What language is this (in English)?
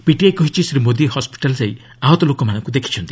Odia